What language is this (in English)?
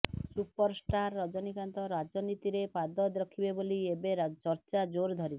Odia